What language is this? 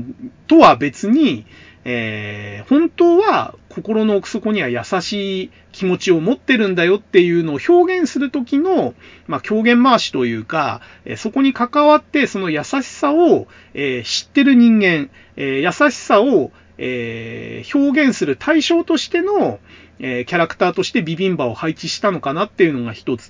Japanese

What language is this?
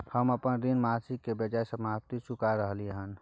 Maithili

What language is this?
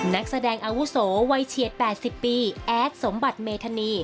Thai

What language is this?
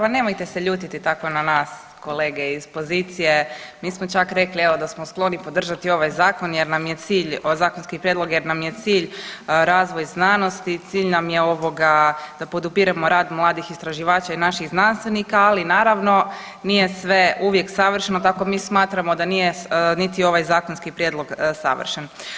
Croatian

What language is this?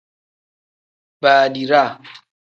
Tem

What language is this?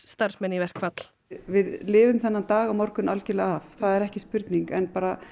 Icelandic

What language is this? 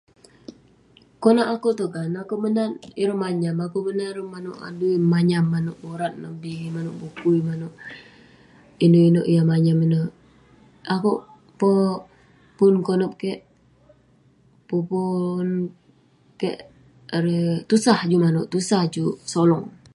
Western Penan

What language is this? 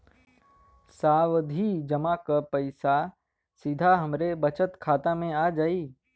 Bhojpuri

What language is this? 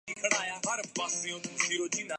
Urdu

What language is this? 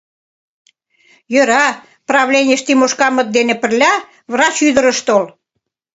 Mari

